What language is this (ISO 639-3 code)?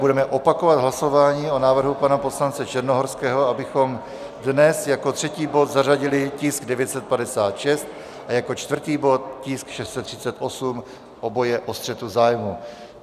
ces